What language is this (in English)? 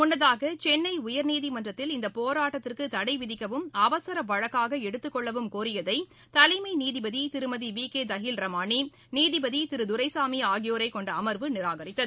Tamil